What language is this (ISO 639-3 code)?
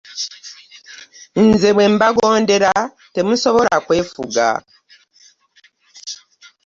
lug